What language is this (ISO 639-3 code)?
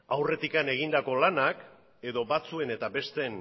eus